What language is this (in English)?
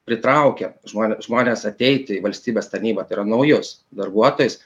Lithuanian